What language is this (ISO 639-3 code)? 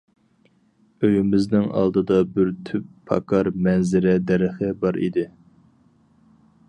uig